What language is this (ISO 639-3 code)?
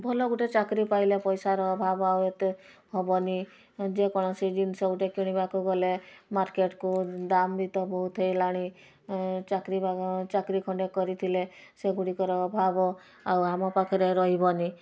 ori